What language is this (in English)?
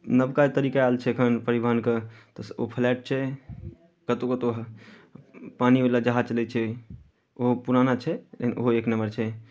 Maithili